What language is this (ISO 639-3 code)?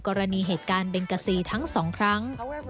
tha